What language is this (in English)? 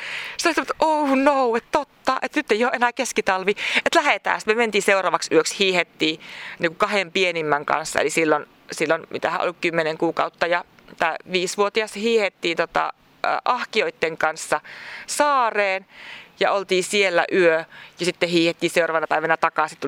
Finnish